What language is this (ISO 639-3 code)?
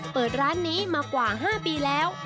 tha